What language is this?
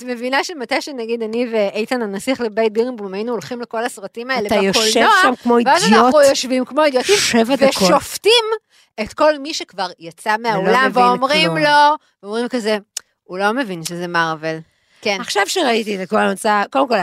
Hebrew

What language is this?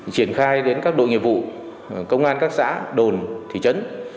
Vietnamese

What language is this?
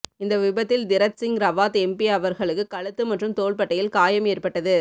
Tamil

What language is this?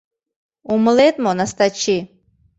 Mari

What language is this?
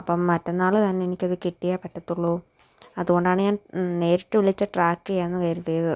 Malayalam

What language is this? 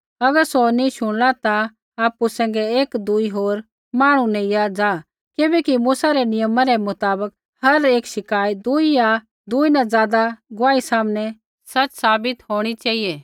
Kullu Pahari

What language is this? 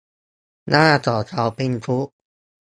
Thai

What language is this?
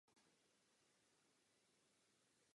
Czech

